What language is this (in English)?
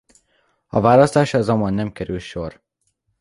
Hungarian